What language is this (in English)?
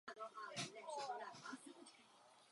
Czech